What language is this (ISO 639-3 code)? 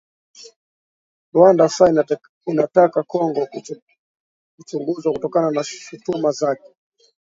swa